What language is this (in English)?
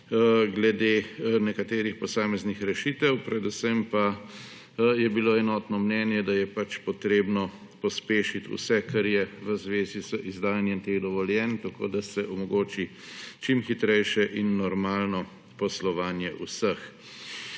Slovenian